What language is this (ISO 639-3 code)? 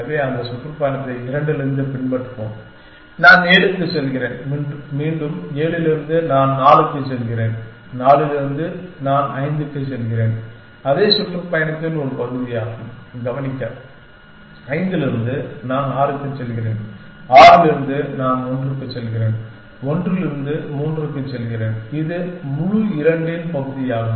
tam